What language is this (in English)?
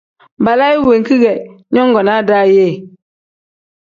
Tem